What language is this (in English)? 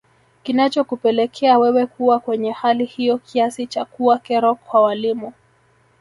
Swahili